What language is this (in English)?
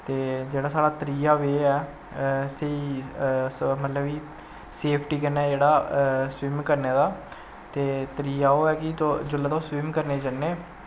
Dogri